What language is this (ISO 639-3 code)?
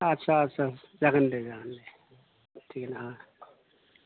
brx